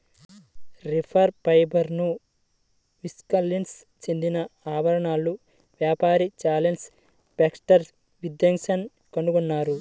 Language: Telugu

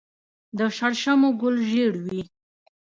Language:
Pashto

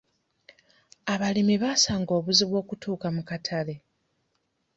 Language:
Ganda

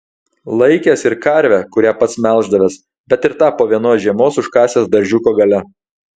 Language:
Lithuanian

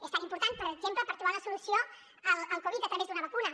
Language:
Catalan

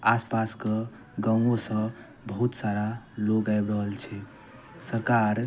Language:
Maithili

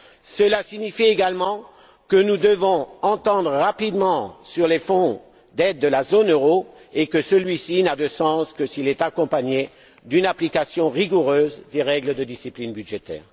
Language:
French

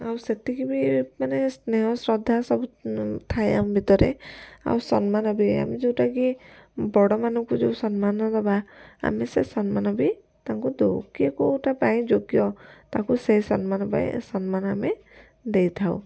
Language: Odia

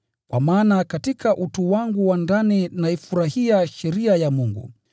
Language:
Swahili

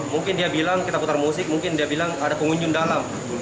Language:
Indonesian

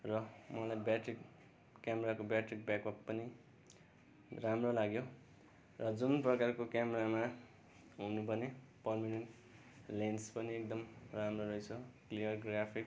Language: Nepali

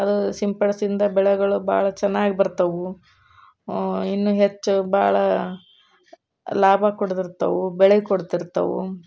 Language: Kannada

